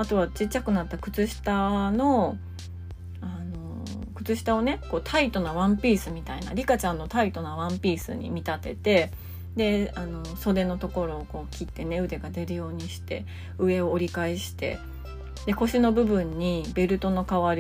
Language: Japanese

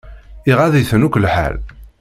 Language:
Kabyle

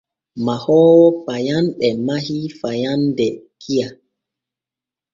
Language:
Borgu Fulfulde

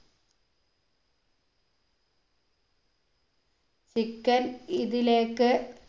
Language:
Malayalam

